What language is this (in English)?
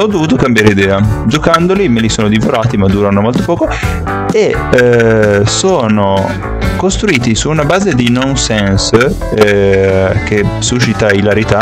Italian